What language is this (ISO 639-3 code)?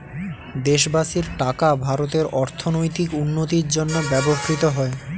ben